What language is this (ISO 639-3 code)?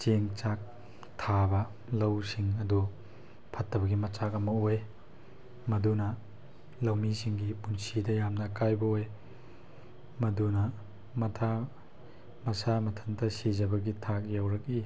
mni